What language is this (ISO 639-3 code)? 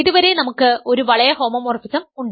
mal